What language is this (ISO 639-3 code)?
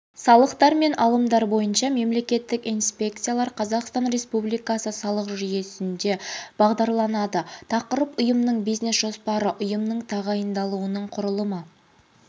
kaz